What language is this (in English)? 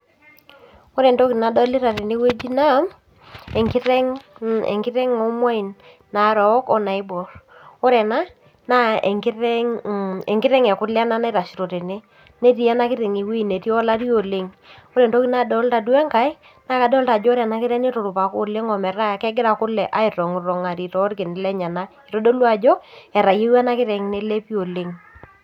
Masai